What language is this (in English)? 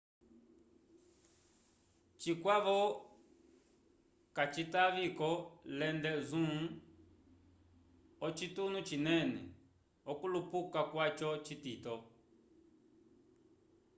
Umbundu